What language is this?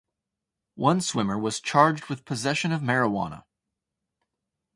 English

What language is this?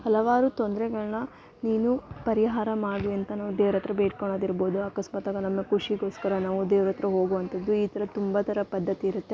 Kannada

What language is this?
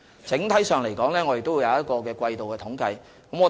Cantonese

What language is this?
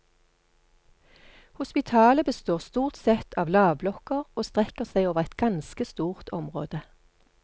Norwegian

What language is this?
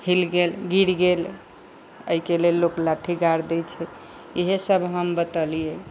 Maithili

